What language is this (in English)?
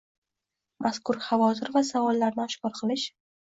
Uzbek